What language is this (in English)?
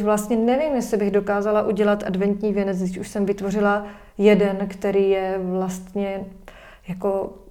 Czech